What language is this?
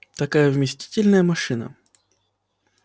Russian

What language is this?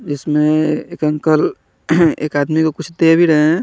Hindi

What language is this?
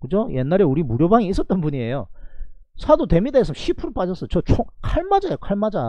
Korean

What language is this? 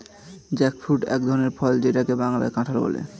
Bangla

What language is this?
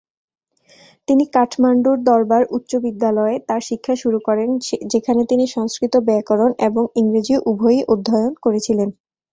Bangla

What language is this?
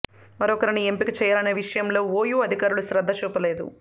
Telugu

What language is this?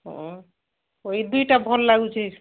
Odia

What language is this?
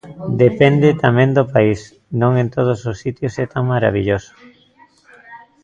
Galician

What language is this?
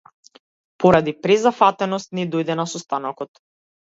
Macedonian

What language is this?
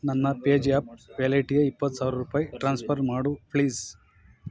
Kannada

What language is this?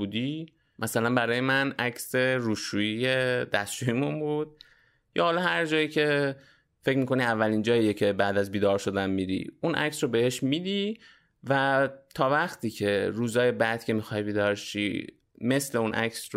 Persian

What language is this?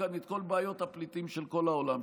Hebrew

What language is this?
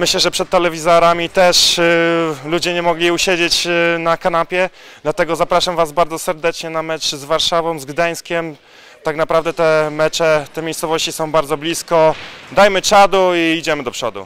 Polish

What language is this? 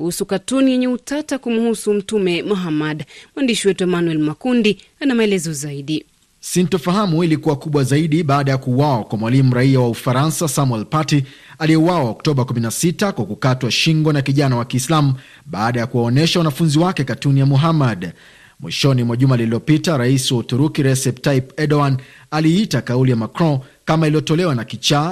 Swahili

